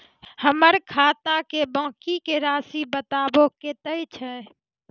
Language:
Maithili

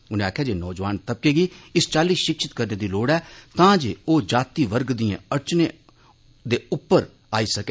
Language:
Dogri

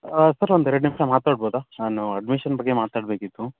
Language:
Kannada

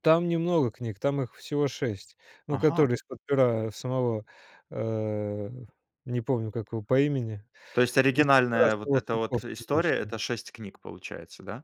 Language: Russian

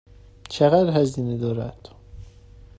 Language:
Persian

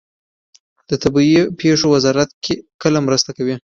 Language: Pashto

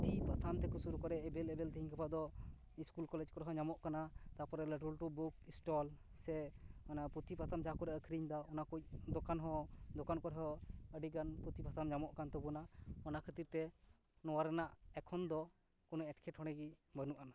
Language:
Santali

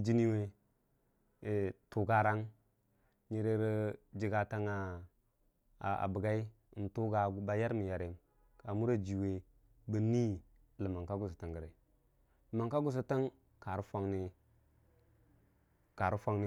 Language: Dijim-Bwilim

